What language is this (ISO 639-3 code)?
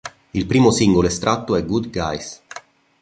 ita